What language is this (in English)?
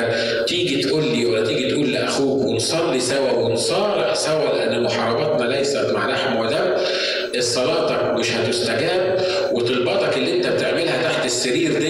Arabic